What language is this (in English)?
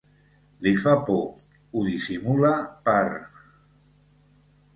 Catalan